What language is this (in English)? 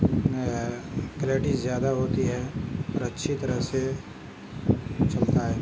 Urdu